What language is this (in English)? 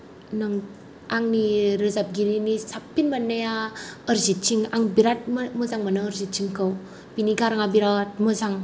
Bodo